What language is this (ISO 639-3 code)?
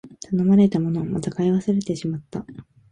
jpn